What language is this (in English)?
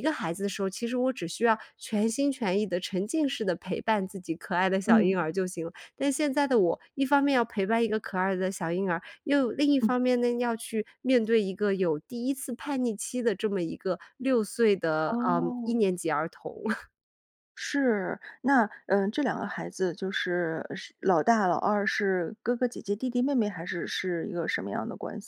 Chinese